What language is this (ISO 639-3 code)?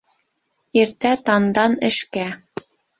bak